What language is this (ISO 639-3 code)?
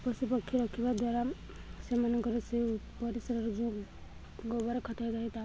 ori